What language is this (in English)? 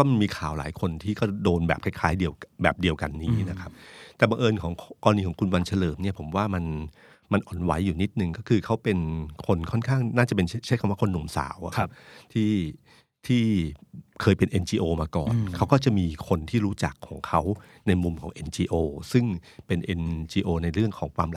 Thai